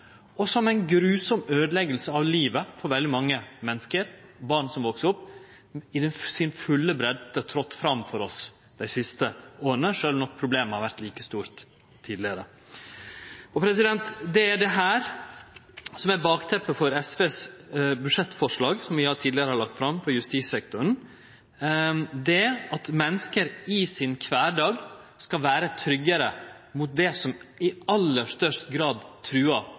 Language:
Norwegian Nynorsk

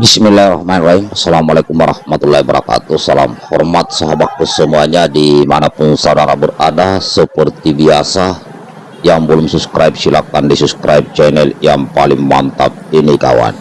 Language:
Indonesian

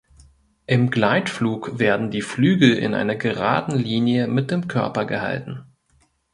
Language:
German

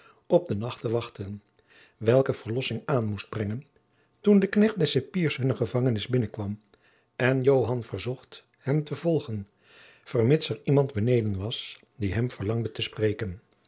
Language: Dutch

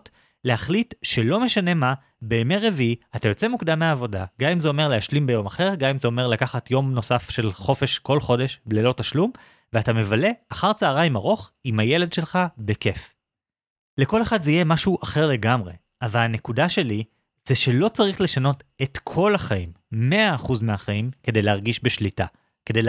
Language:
Hebrew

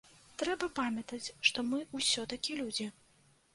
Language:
Belarusian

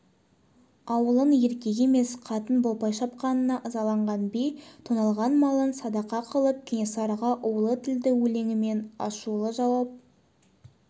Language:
Kazakh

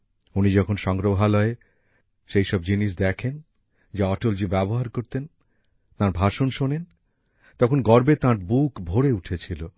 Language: Bangla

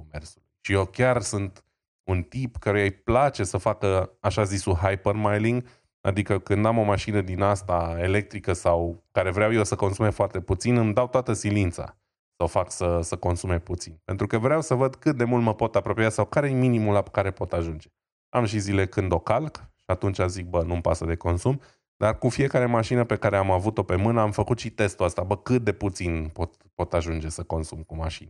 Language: Romanian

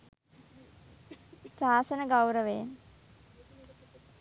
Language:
Sinhala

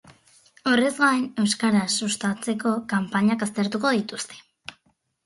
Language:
Basque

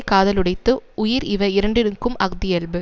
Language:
Tamil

